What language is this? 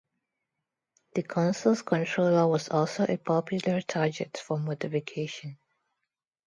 English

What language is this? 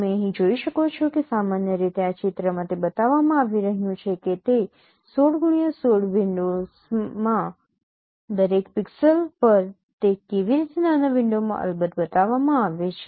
Gujarati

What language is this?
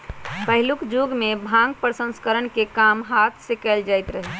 Magahi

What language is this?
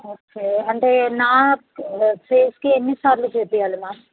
Telugu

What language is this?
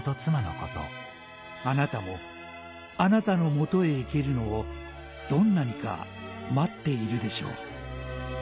Japanese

